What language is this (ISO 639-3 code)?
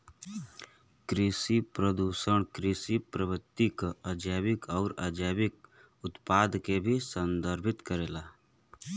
bho